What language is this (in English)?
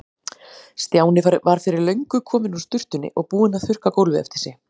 Icelandic